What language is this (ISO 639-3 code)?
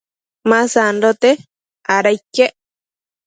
mcf